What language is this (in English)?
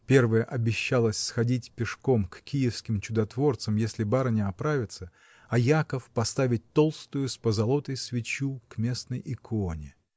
Russian